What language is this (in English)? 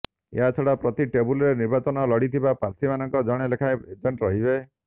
Odia